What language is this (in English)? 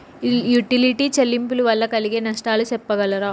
Telugu